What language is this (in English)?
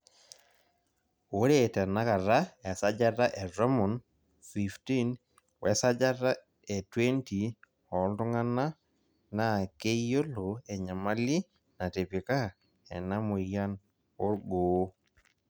Masai